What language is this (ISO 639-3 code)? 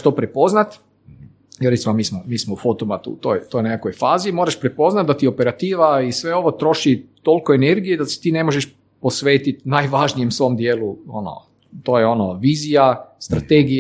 hrv